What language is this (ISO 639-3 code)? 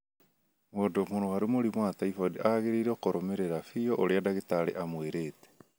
kik